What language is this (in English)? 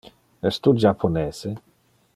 Interlingua